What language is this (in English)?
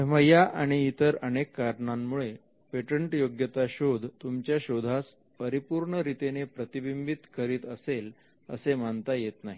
Marathi